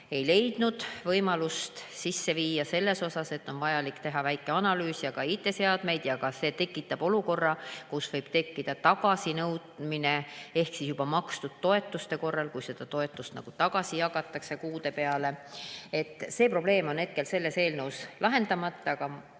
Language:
Estonian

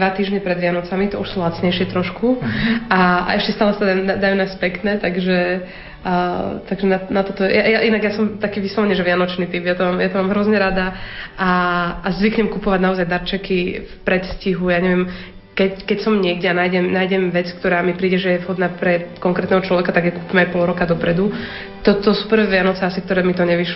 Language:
Slovak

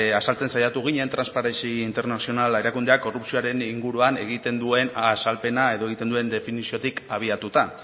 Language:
Basque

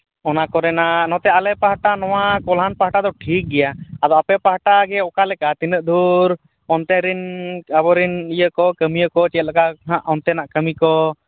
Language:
Santali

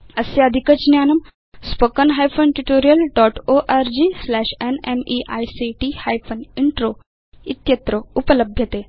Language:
Sanskrit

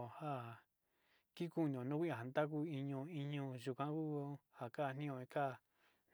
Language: Sinicahua Mixtec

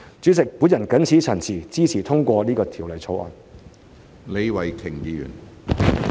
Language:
Cantonese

